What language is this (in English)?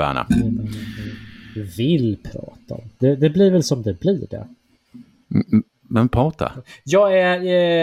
Swedish